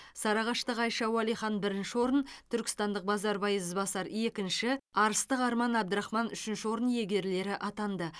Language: Kazakh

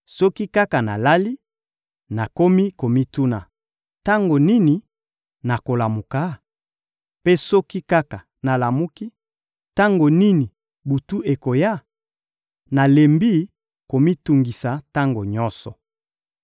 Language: Lingala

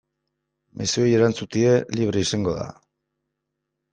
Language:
Basque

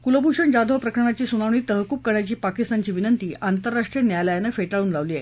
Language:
Marathi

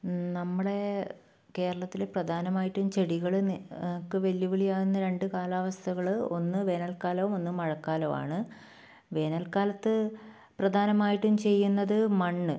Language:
Malayalam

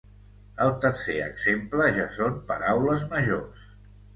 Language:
Catalan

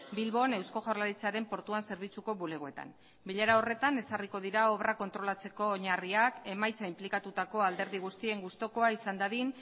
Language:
Basque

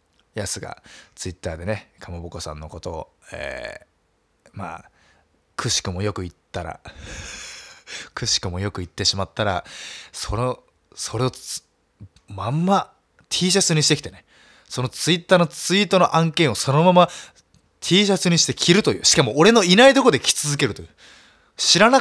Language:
Japanese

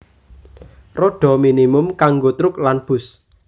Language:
Javanese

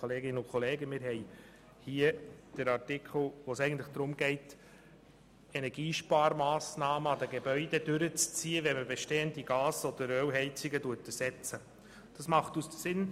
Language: Swiss German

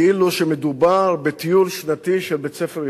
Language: Hebrew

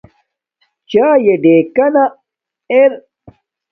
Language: Domaaki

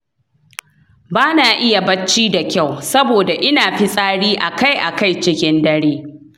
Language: Hausa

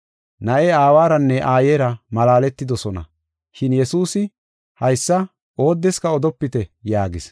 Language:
Gofa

